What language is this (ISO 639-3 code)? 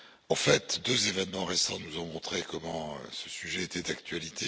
fra